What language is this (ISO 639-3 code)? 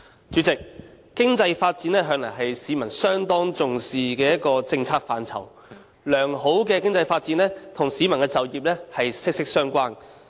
yue